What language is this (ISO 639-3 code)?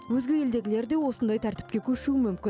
kaz